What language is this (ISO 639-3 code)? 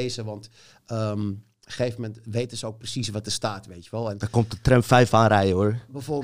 nld